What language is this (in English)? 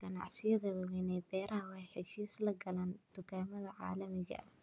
Somali